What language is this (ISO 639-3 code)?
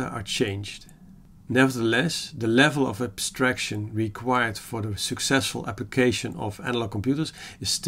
eng